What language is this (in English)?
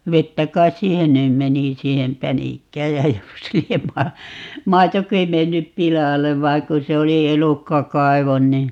Finnish